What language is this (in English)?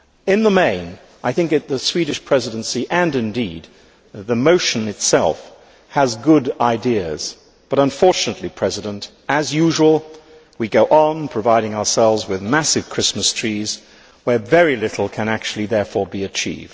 English